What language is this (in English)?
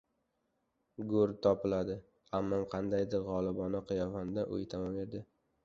Uzbek